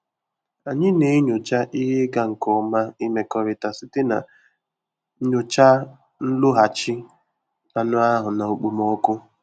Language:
Igbo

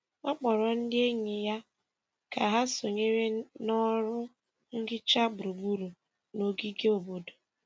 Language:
Igbo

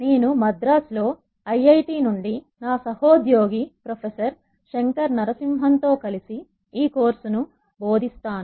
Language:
Telugu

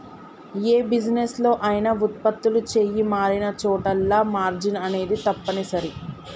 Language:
Telugu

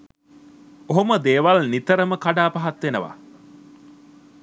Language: Sinhala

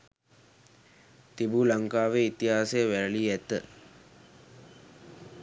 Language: Sinhala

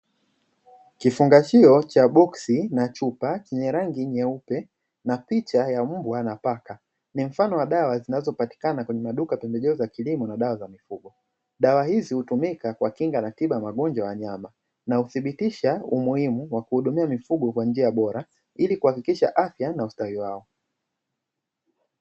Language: Swahili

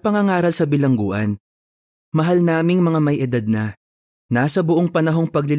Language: Filipino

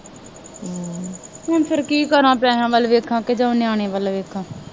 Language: Punjabi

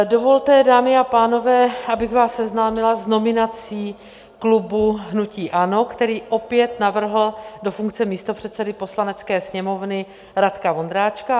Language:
Czech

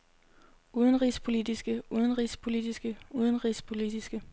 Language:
Danish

